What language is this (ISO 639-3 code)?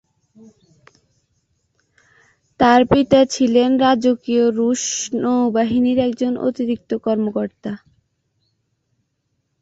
ben